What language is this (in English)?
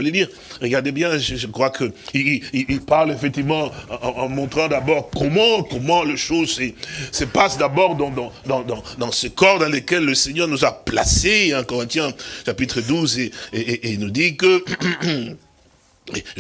French